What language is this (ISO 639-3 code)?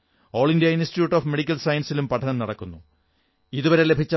mal